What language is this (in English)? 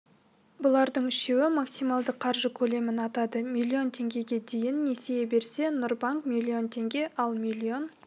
Kazakh